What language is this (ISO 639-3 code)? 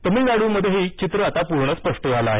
mar